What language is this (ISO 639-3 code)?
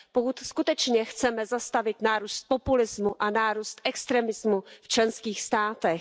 ces